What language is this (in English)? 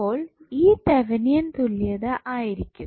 Malayalam